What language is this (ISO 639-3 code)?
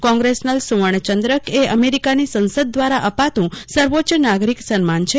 guj